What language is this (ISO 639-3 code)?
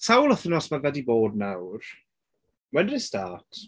cym